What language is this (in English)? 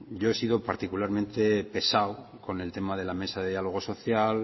Spanish